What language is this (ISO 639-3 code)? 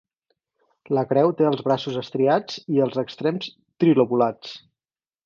cat